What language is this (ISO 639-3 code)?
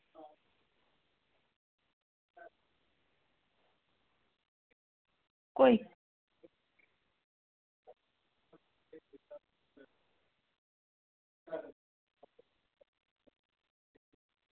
doi